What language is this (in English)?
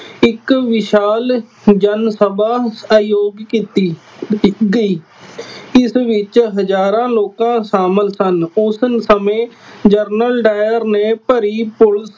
Punjabi